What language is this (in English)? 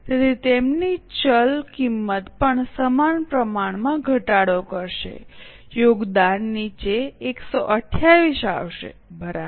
Gujarati